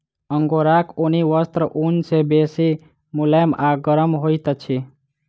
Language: Maithili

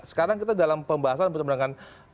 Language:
Indonesian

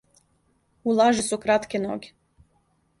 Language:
Serbian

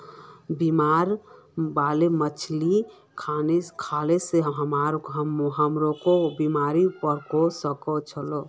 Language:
Magahi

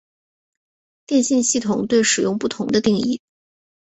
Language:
Chinese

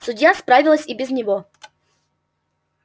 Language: Russian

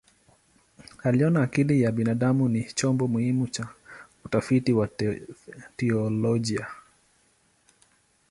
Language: Swahili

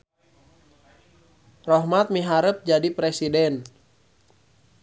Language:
Sundanese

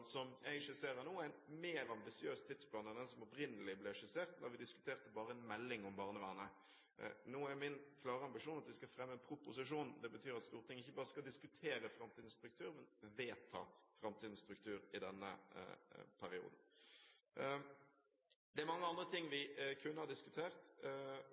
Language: Norwegian Bokmål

